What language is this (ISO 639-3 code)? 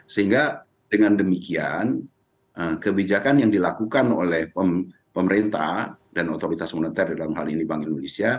ind